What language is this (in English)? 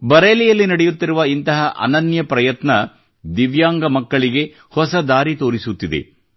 Kannada